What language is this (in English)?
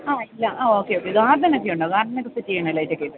Malayalam